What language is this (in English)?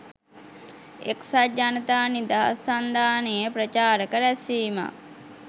Sinhala